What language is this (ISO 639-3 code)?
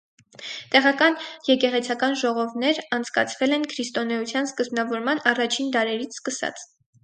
hye